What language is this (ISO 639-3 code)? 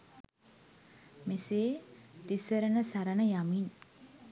sin